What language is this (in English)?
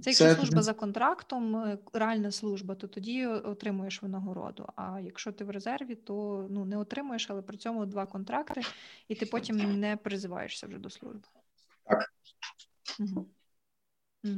Ukrainian